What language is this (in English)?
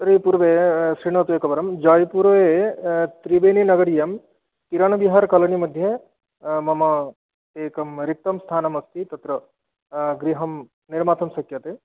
Sanskrit